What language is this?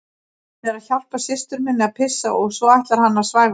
Icelandic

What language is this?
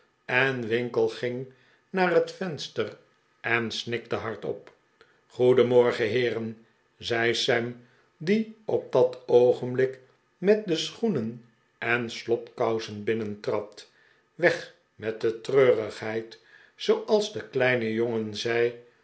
Dutch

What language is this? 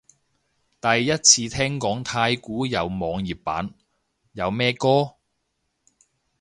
Cantonese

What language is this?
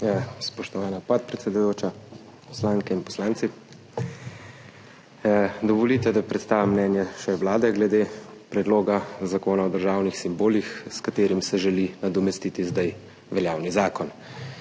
Slovenian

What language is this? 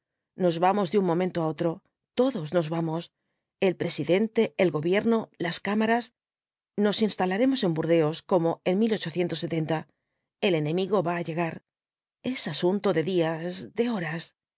Spanish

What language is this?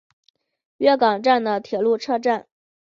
Chinese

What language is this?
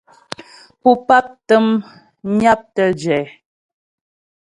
Ghomala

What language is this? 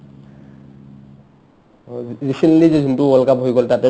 Assamese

